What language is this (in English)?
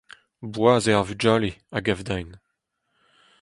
Breton